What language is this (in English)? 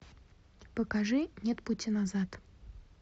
Russian